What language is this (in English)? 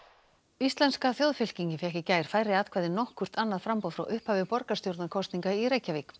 Icelandic